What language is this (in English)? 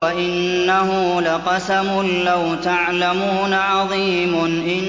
Arabic